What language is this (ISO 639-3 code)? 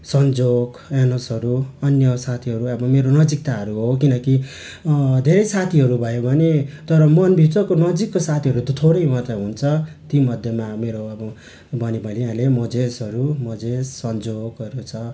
nep